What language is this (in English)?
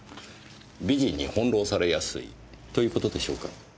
Japanese